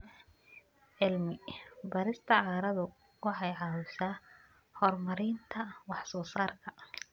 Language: Somali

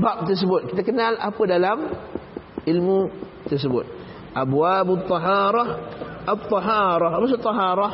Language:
Malay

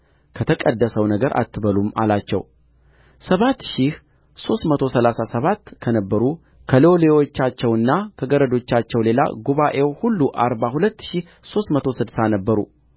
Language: Amharic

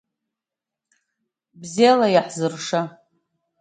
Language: Abkhazian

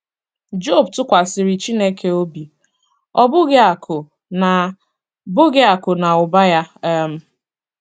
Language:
Igbo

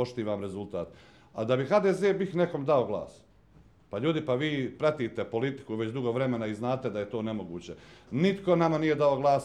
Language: Croatian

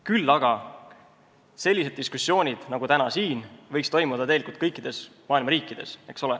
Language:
Estonian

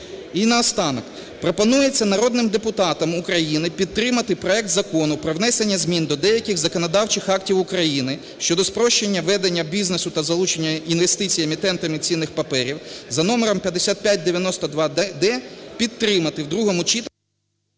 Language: Ukrainian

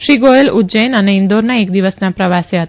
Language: Gujarati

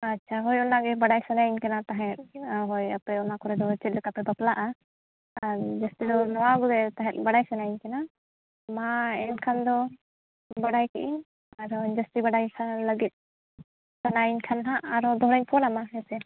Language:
Santali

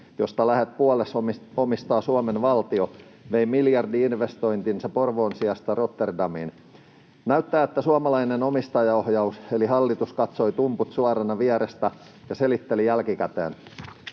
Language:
Finnish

